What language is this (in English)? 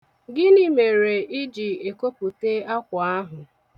Igbo